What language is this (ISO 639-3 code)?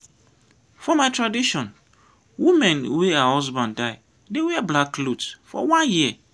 pcm